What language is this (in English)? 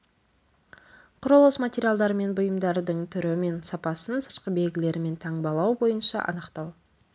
Kazakh